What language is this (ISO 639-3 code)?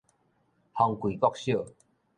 nan